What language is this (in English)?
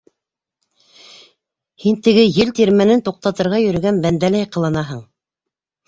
Bashkir